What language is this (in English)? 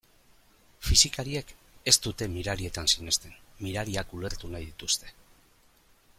Basque